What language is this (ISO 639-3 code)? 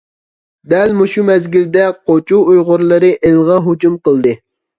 uig